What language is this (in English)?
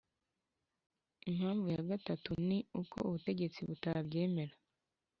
Kinyarwanda